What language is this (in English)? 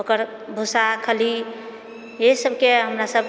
Maithili